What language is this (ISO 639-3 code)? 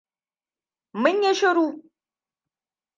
hau